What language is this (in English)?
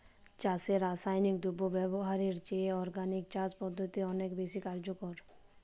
Bangla